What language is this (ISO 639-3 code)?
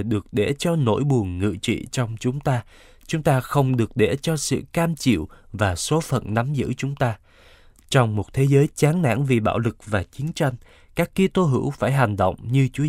vie